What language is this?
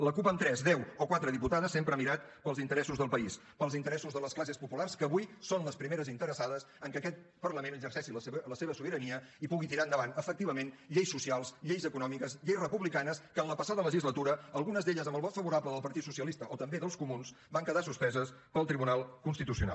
Catalan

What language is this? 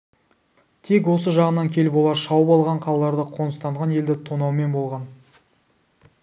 Kazakh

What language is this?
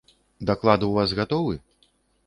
Belarusian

